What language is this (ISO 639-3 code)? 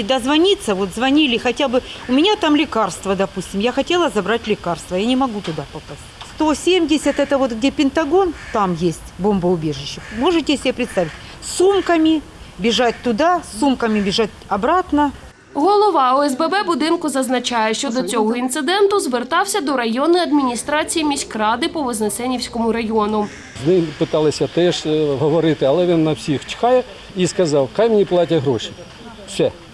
ukr